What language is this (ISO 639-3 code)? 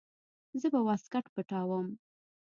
pus